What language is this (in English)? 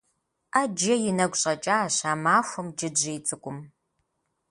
Kabardian